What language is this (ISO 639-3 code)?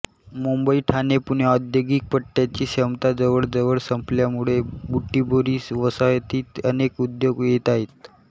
mar